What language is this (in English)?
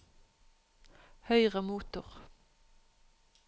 Norwegian